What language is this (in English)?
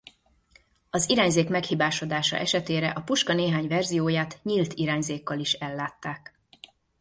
Hungarian